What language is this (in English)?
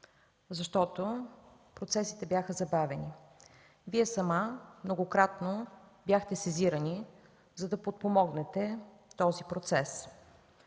Bulgarian